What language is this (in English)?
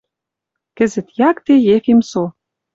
Western Mari